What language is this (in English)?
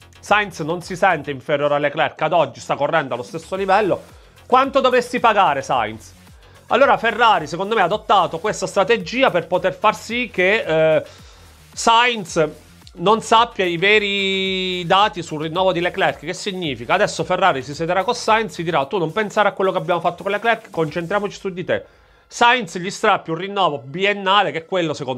Italian